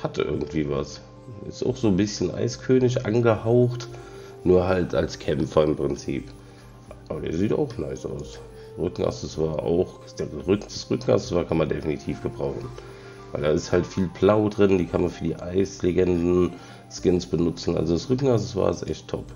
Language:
German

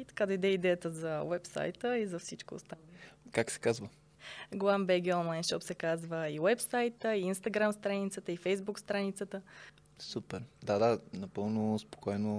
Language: Bulgarian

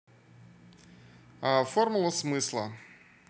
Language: Russian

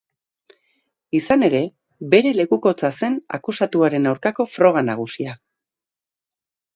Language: Basque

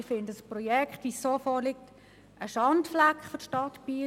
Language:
Swiss German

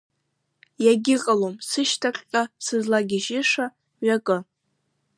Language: Abkhazian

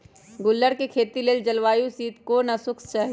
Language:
Magahi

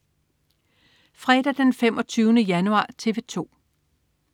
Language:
Danish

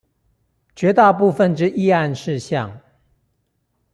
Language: Chinese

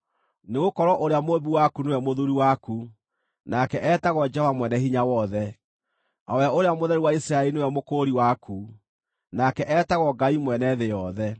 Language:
Kikuyu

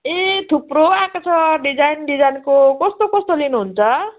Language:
Nepali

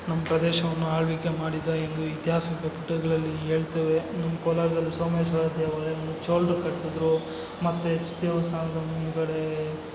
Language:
Kannada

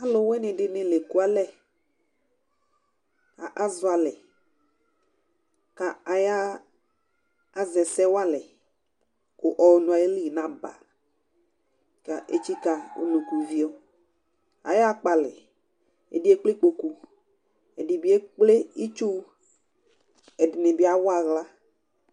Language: Ikposo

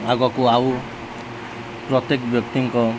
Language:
Odia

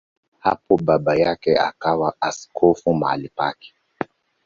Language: Swahili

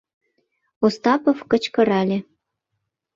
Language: Mari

